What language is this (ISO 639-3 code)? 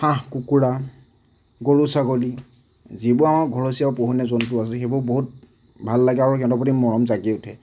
asm